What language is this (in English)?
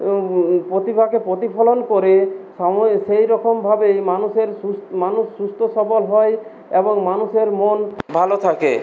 Bangla